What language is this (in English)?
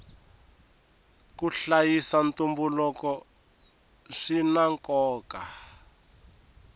Tsonga